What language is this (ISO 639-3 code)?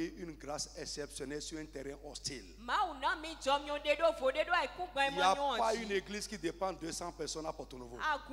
fra